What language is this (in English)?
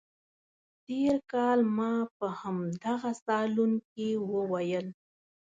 Pashto